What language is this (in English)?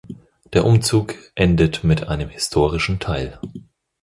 German